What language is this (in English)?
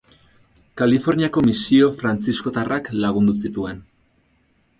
Basque